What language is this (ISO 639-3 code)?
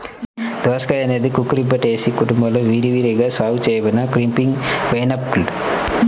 tel